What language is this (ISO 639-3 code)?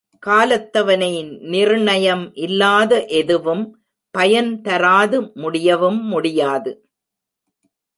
tam